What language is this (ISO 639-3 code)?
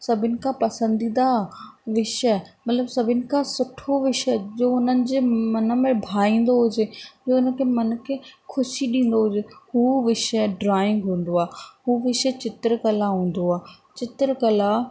snd